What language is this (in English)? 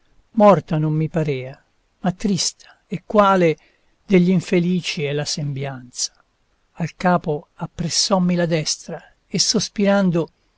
Italian